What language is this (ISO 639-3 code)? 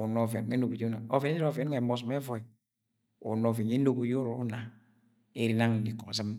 yay